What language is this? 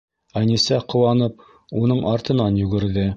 Bashkir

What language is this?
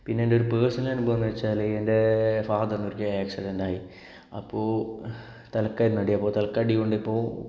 Malayalam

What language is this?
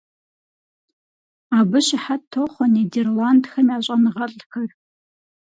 Kabardian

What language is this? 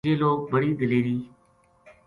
Gujari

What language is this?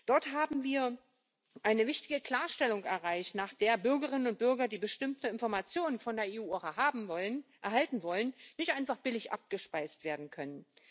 German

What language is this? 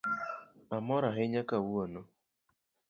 Luo (Kenya and Tanzania)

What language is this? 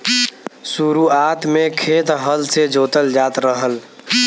Bhojpuri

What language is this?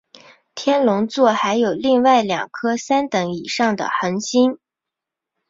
Chinese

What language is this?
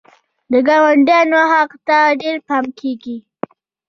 Pashto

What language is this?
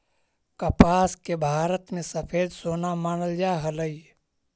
Magahi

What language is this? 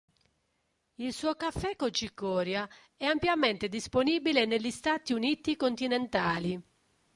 Italian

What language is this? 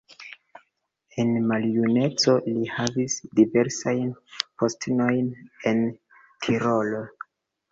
Esperanto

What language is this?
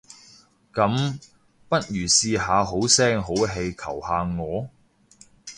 Cantonese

